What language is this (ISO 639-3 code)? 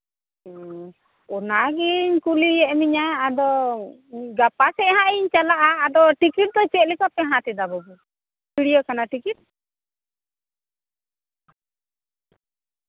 sat